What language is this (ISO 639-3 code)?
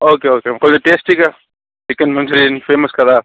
tel